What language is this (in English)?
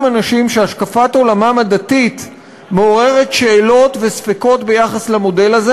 Hebrew